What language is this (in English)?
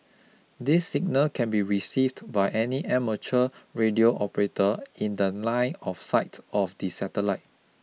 English